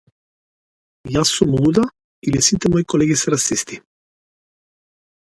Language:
Macedonian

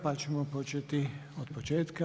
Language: Croatian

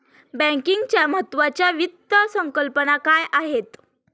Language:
Marathi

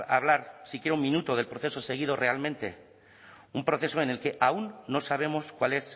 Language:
Spanish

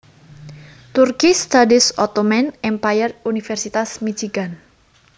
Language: Javanese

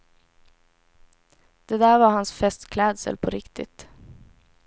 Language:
Swedish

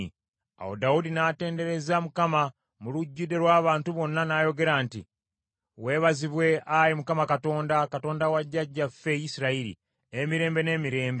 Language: Ganda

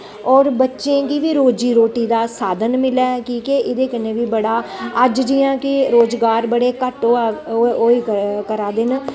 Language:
Dogri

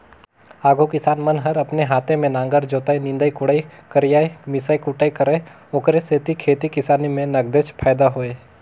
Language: Chhattisgarhi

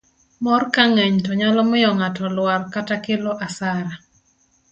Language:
Luo (Kenya and Tanzania)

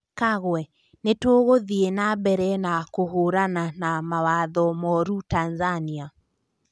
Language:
Kikuyu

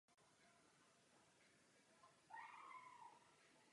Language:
Czech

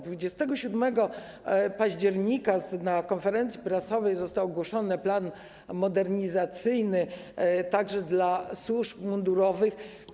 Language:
Polish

